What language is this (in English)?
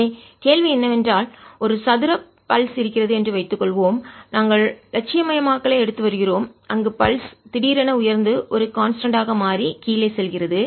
Tamil